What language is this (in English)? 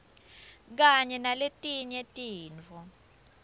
Swati